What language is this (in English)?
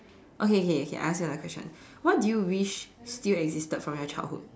English